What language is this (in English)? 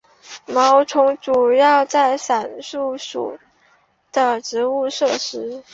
Chinese